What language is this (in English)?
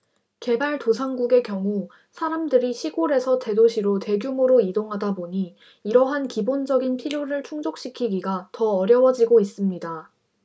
Korean